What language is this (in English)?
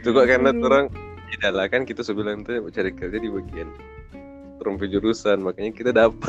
Indonesian